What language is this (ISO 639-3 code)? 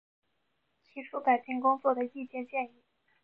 zho